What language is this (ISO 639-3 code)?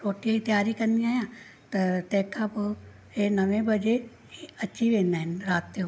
snd